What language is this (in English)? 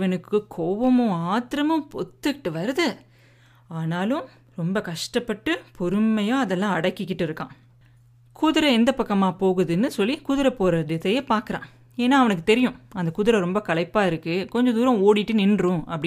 Tamil